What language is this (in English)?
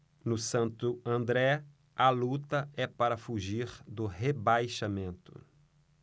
Portuguese